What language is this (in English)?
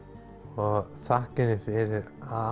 Icelandic